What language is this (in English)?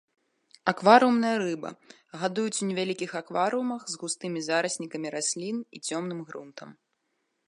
Belarusian